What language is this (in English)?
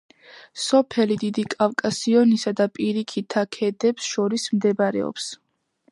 Georgian